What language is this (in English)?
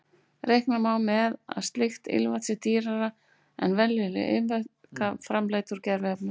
Icelandic